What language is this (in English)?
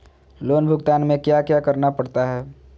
Magahi